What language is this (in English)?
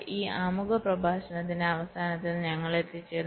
Malayalam